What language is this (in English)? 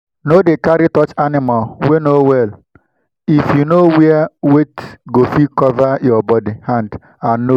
Nigerian Pidgin